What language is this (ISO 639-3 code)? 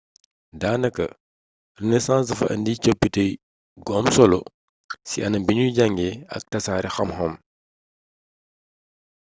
wol